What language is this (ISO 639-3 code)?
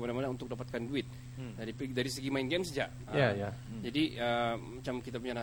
msa